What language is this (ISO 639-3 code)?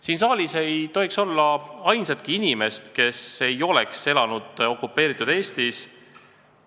est